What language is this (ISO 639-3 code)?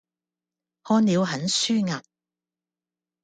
yue